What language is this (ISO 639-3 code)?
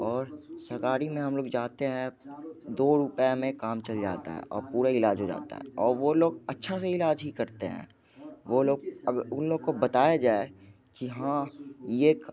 hin